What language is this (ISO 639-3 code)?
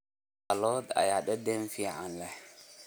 som